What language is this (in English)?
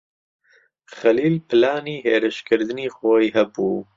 Central Kurdish